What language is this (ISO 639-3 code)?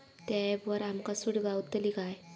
mar